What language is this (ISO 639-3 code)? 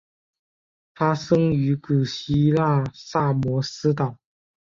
zho